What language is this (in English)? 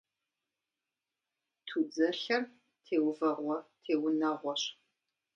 Kabardian